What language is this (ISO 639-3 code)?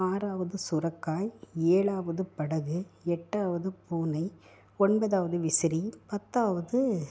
tam